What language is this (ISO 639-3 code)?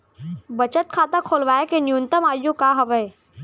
hne